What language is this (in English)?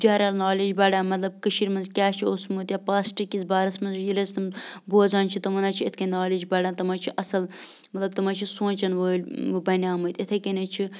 Kashmiri